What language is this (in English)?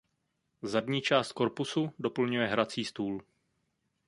Czech